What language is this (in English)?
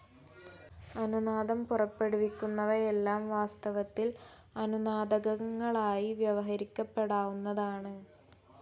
Malayalam